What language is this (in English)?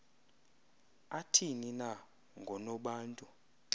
Xhosa